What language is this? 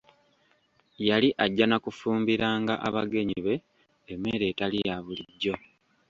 Ganda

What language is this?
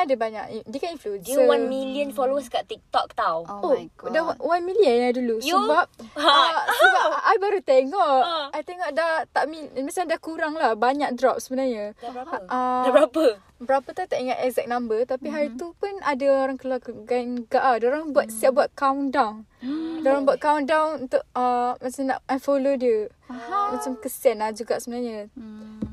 Malay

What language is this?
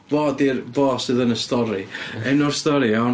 Welsh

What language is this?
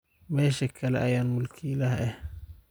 Somali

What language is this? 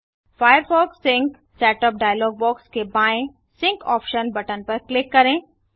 Hindi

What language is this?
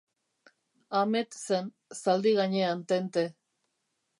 Basque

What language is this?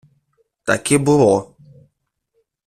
Ukrainian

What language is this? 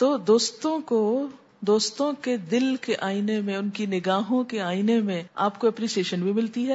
Urdu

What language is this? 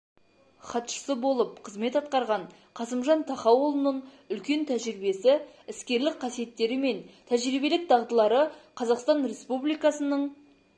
Kazakh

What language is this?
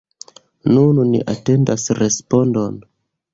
Esperanto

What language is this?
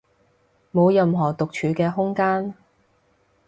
Cantonese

